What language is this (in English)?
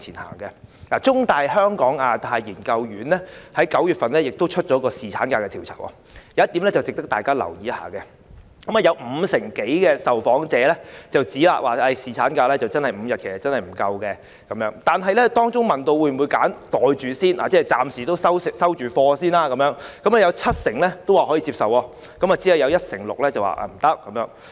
Cantonese